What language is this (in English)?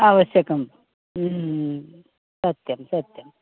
Sanskrit